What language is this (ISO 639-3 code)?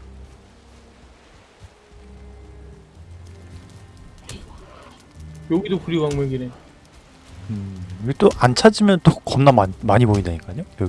kor